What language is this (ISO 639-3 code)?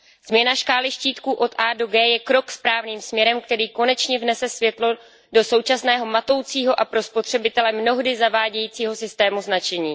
ces